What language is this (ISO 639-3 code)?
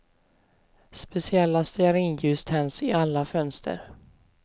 swe